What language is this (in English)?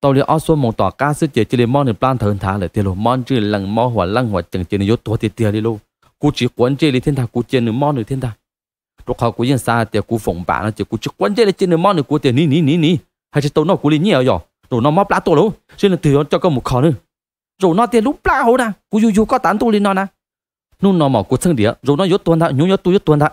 Thai